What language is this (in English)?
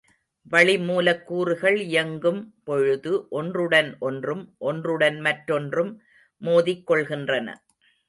Tamil